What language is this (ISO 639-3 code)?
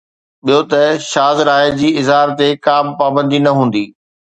snd